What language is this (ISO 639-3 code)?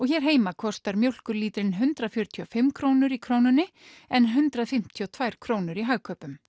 isl